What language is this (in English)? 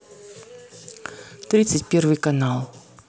Russian